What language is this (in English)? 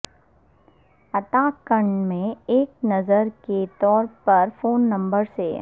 Urdu